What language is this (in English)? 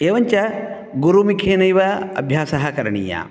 Sanskrit